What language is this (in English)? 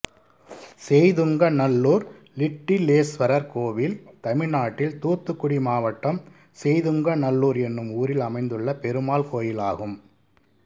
Tamil